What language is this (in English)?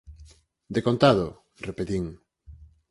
Galician